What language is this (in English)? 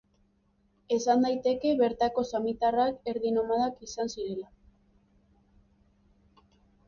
Basque